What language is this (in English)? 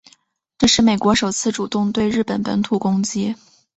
Chinese